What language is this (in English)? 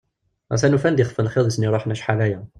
Kabyle